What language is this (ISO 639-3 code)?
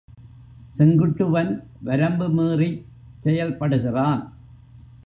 tam